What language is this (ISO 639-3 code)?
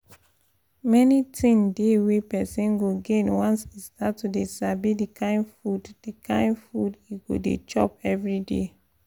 pcm